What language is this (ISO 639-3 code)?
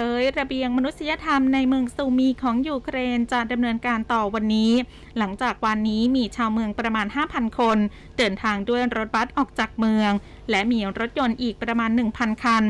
tha